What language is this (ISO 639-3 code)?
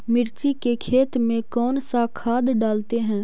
mag